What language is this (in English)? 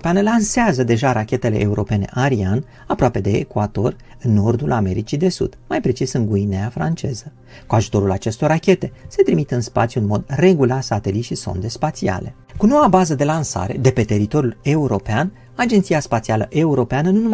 Romanian